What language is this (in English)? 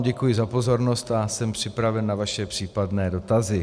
Czech